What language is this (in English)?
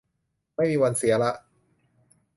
Thai